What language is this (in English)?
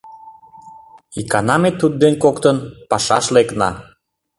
Mari